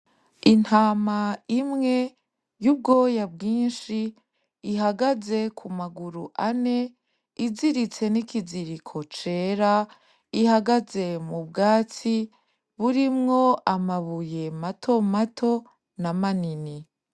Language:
Rundi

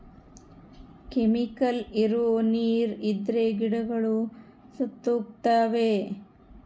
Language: Kannada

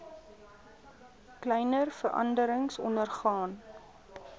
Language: Afrikaans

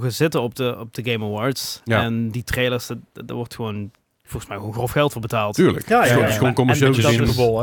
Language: Dutch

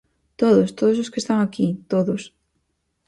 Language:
Galician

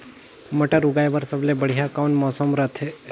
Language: Chhattisgarhi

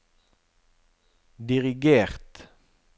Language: Norwegian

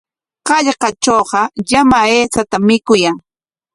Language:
Corongo Ancash Quechua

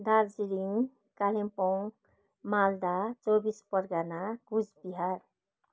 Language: Nepali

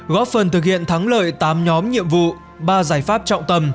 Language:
Vietnamese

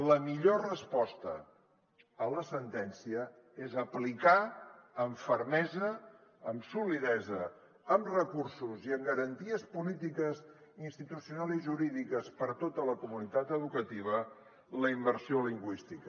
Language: Catalan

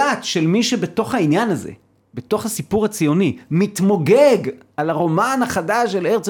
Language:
Hebrew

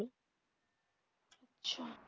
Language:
Bangla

